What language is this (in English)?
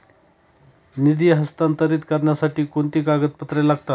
Marathi